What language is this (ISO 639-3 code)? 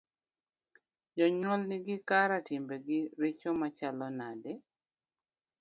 luo